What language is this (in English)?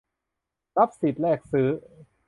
Thai